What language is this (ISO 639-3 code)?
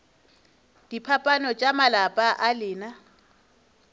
nso